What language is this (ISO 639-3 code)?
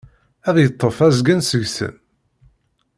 kab